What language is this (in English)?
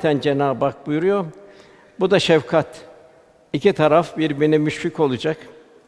Turkish